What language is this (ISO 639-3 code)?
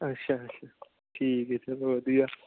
pan